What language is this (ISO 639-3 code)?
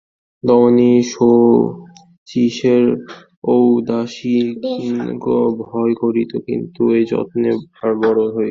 ben